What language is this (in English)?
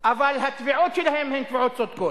Hebrew